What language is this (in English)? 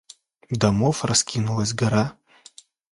Russian